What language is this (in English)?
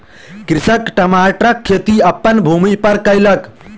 Maithili